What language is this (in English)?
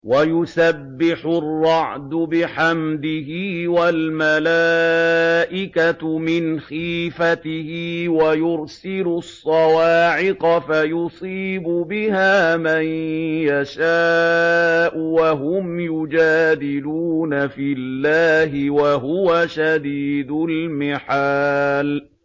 Arabic